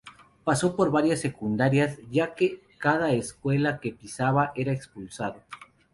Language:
Spanish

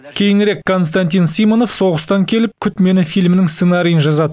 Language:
Kazakh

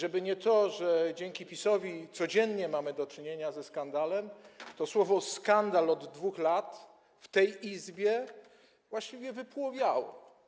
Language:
Polish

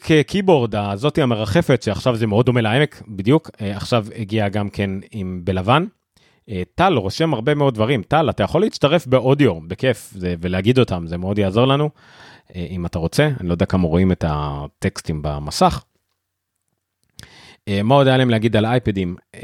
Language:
Hebrew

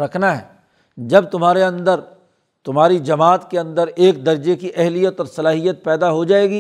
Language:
Urdu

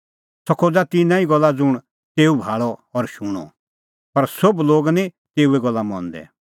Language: Kullu Pahari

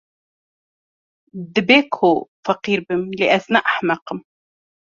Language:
Kurdish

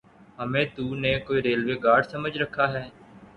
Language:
Urdu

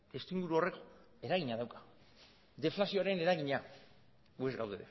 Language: Basque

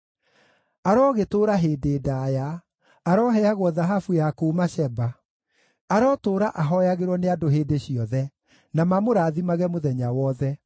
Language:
Kikuyu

